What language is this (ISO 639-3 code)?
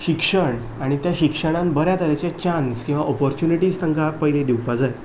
kok